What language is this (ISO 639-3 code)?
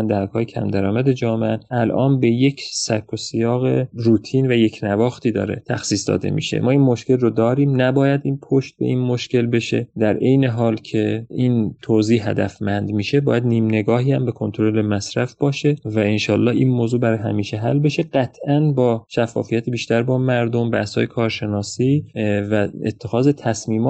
fas